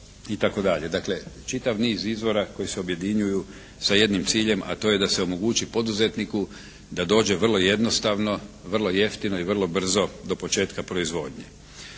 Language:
Croatian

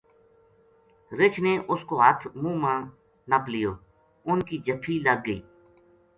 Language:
Gujari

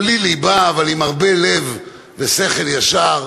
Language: Hebrew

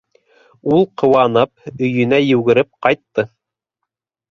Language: Bashkir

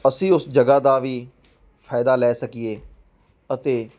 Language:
Punjabi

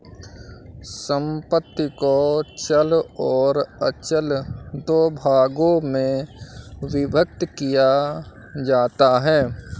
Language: Hindi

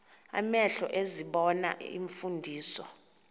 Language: Xhosa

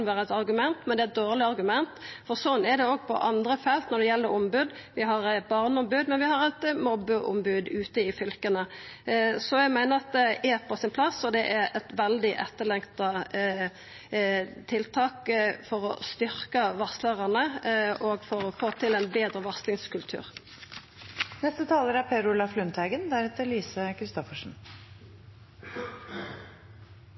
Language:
Norwegian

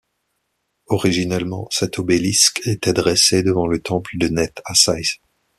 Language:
French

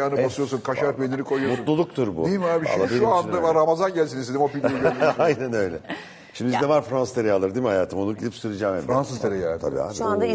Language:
Turkish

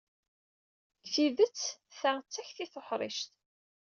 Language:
Kabyle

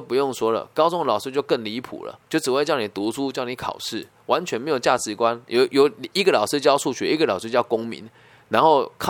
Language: Chinese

